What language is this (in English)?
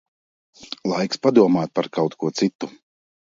Latvian